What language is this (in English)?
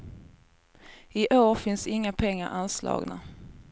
Swedish